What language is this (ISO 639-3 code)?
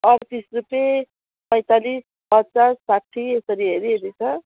nep